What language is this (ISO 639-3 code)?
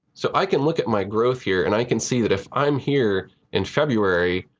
eng